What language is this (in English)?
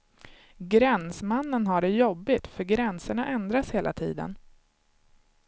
Swedish